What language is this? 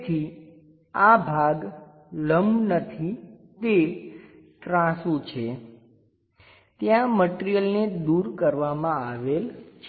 Gujarati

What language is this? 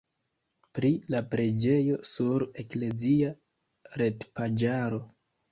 Esperanto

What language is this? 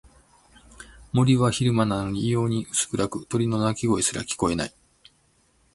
Japanese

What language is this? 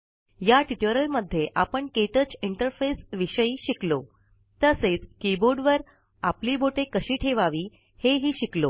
Marathi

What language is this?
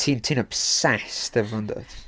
Welsh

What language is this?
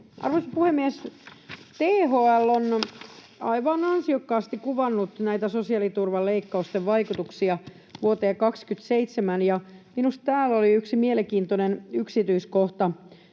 Finnish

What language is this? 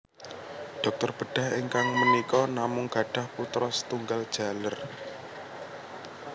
Javanese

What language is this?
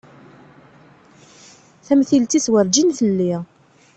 Kabyle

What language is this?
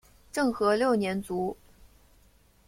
Chinese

